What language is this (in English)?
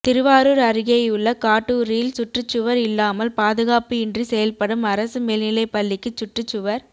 Tamil